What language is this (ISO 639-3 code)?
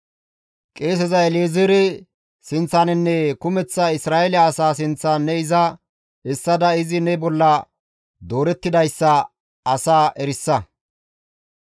gmv